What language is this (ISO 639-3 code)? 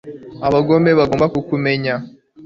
kin